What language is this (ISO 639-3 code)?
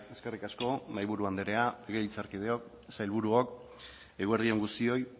eus